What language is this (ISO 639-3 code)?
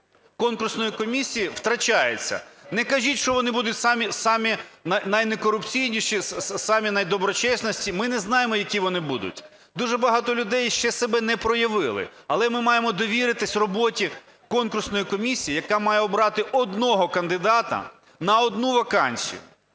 ukr